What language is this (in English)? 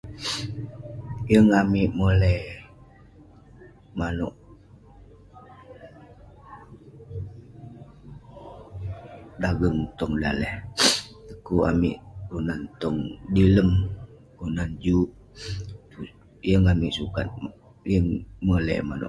Western Penan